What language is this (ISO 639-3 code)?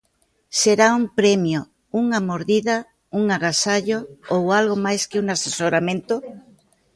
glg